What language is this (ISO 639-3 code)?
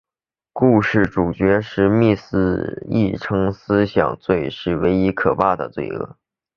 zho